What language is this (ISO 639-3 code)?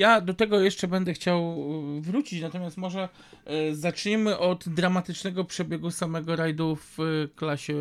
pol